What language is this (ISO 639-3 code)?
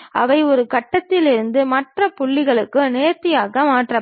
tam